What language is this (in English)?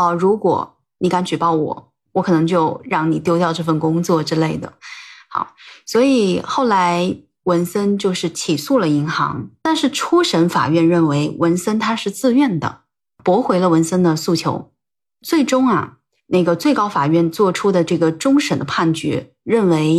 Chinese